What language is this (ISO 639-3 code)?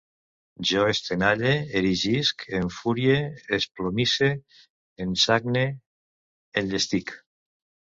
cat